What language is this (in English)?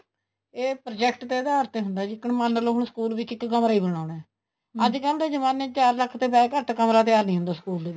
Punjabi